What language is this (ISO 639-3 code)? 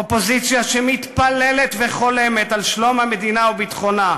heb